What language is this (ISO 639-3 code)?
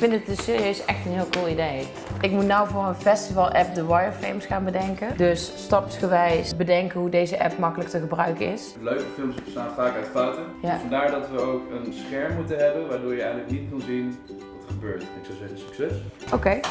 nld